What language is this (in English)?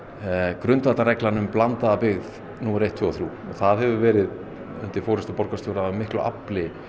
Icelandic